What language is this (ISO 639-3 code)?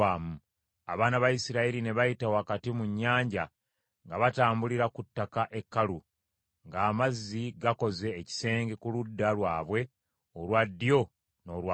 lug